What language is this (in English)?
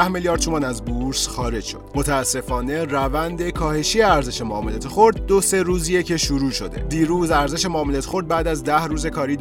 Persian